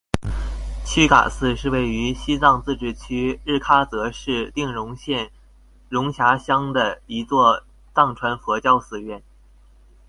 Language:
Chinese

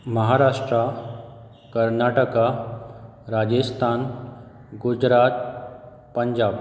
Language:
Konkani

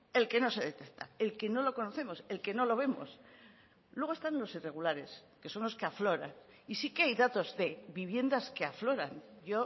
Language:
Spanish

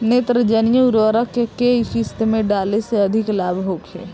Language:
Bhojpuri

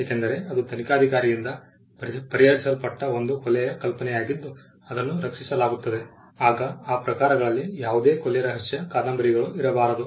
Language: Kannada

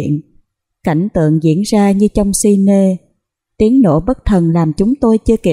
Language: Vietnamese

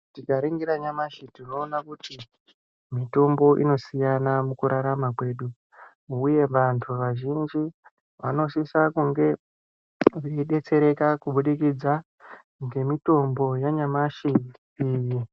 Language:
Ndau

